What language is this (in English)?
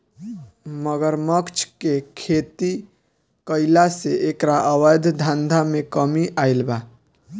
Bhojpuri